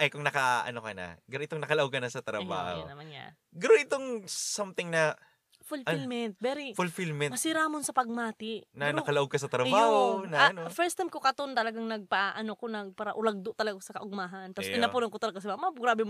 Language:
Filipino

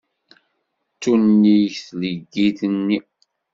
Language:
Kabyle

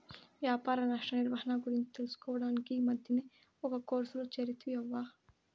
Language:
Telugu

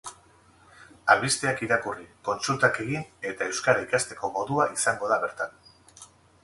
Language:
Basque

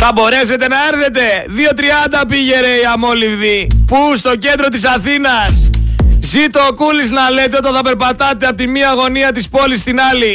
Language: Greek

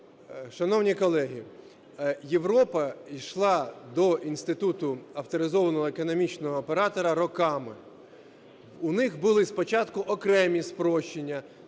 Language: Ukrainian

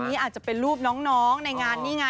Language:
Thai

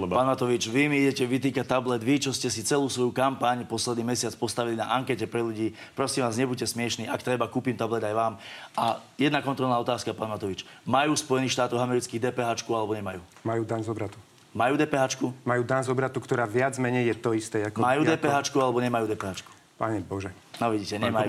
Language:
Slovak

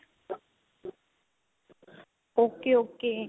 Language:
Punjabi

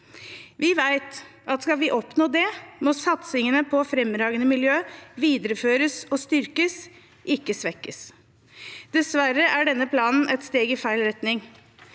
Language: Norwegian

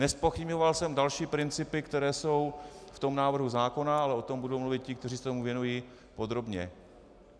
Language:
Czech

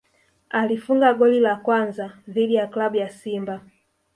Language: Swahili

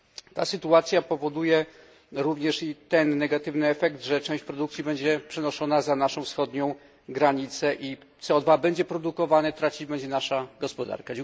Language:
Polish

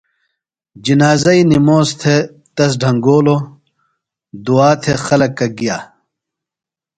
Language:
Phalura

